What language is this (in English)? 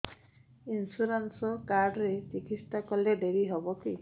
Odia